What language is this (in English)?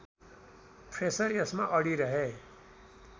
Nepali